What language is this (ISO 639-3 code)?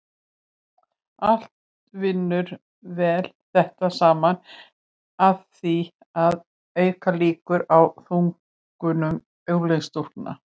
isl